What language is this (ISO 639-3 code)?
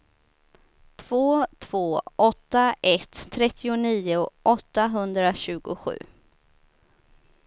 swe